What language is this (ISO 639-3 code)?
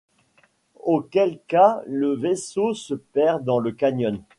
fra